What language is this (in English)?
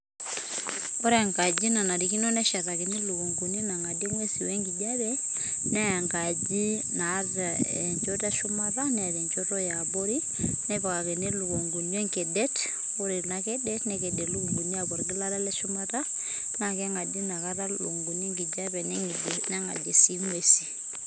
Masai